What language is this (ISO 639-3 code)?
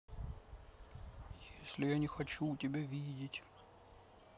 rus